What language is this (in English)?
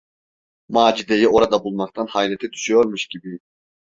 Turkish